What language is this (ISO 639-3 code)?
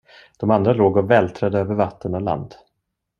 swe